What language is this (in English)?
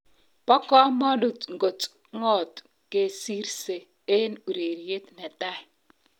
Kalenjin